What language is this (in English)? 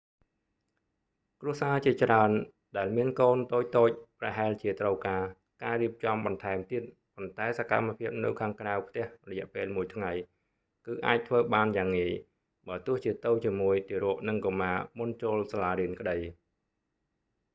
Khmer